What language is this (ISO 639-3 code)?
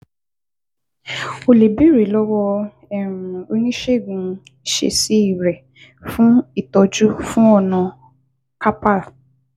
yor